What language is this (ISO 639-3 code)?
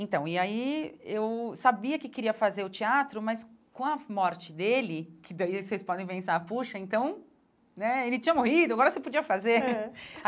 por